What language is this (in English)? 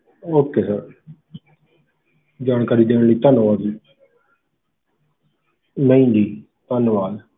Punjabi